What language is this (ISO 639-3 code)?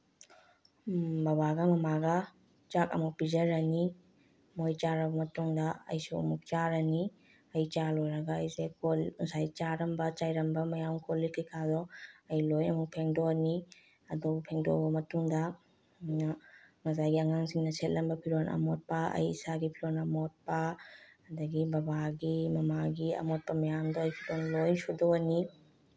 mni